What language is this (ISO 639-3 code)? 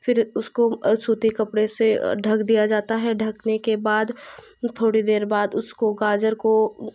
hin